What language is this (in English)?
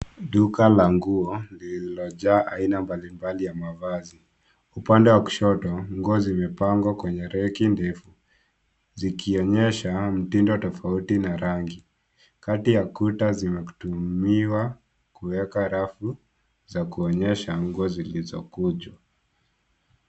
Swahili